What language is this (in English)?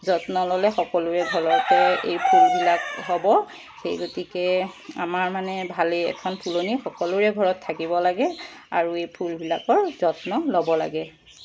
Assamese